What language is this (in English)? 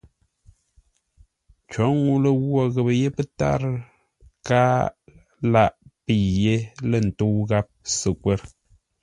Ngombale